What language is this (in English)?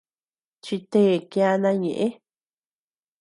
Tepeuxila Cuicatec